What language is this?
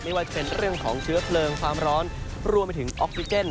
Thai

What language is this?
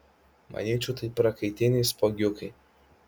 Lithuanian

